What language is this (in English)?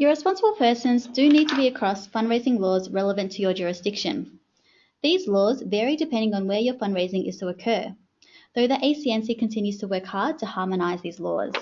English